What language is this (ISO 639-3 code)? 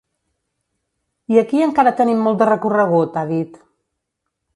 cat